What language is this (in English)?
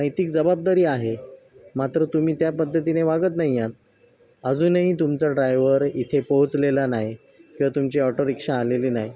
Marathi